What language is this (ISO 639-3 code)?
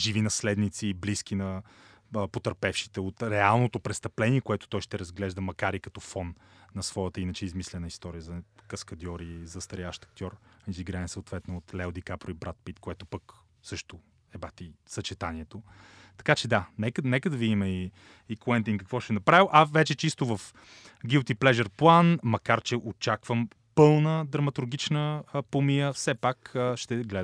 bul